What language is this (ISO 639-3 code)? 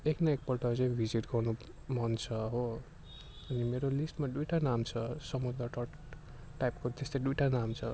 nep